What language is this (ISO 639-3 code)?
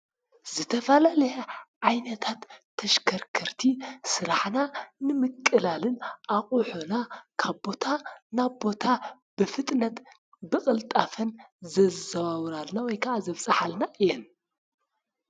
tir